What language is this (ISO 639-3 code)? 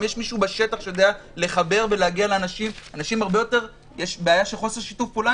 heb